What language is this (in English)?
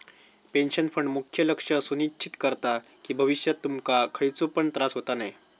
Marathi